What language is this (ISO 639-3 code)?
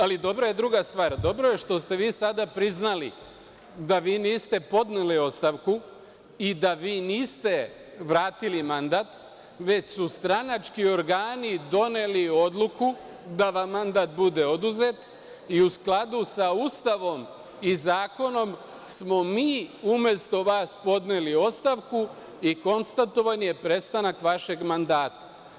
srp